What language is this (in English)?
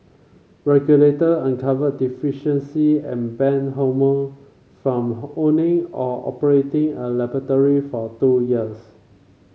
English